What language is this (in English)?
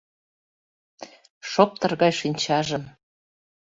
Mari